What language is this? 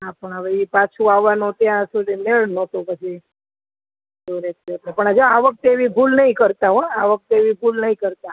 Gujarati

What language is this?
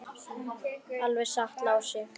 Icelandic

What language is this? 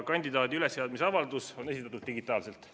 Estonian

